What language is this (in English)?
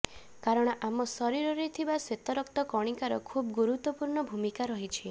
Odia